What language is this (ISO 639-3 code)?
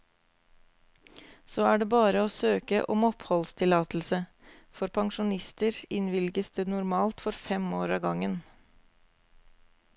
nor